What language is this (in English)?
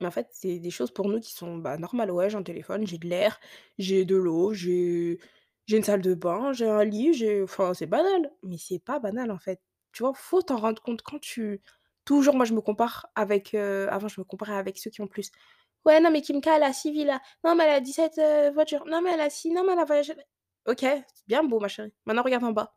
French